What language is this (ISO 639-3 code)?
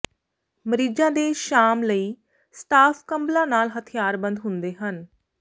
pan